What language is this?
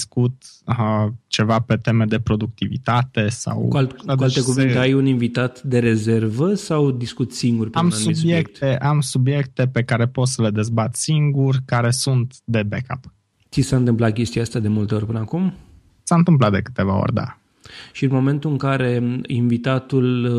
Romanian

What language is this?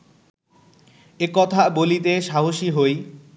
Bangla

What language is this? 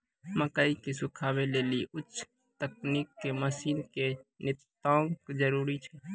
Maithili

